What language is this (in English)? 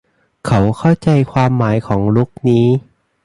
Thai